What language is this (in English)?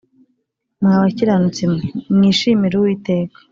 Kinyarwanda